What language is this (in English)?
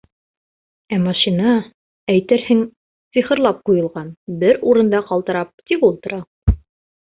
Bashkir